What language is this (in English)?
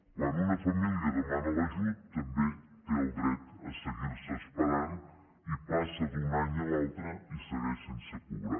Catalan